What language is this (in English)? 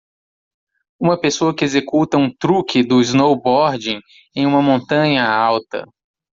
Portuguese